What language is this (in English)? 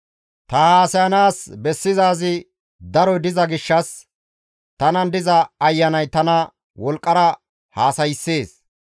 Gamo